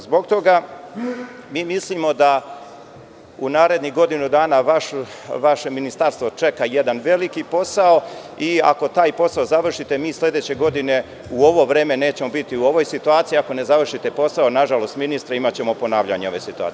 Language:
Serbian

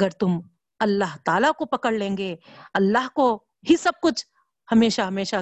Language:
Urdu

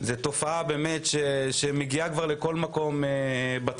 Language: Hebrew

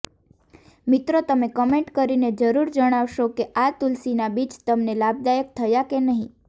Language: Gujarati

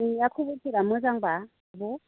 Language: Bodo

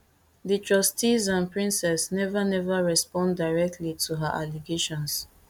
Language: Nigerian Pidgin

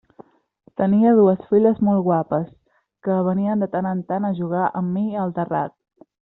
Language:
Catalan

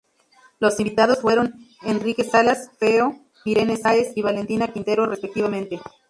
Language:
Spanish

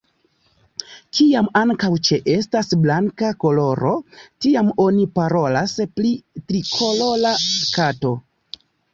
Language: Esperanto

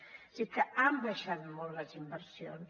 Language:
Catalan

